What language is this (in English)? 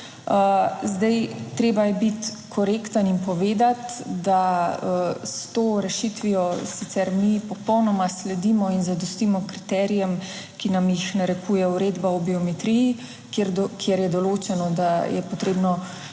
Slovenian